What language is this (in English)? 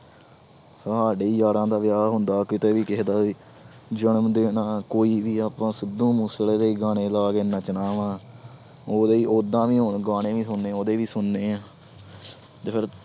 Punjabi